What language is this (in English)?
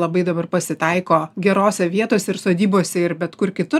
Lithuanian